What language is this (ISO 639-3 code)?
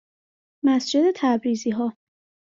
fas